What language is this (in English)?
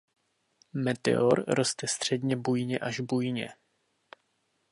Czech